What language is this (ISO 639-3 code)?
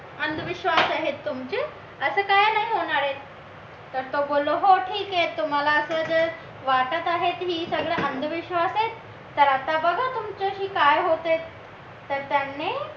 mar